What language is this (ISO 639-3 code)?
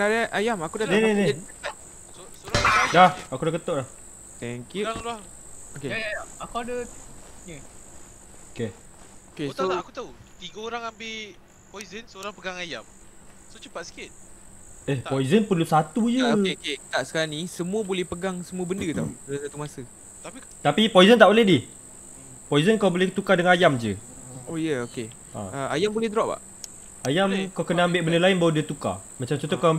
msa